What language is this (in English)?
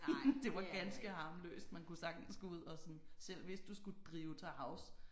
Danish